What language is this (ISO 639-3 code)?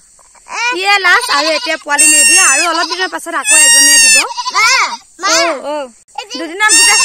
ara